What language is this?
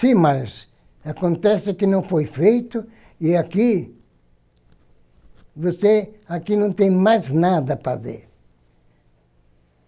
Portuguese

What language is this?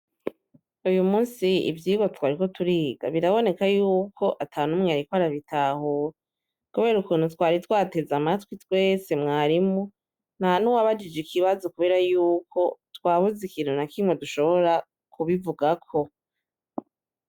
Rundi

